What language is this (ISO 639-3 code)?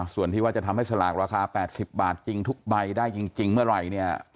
tha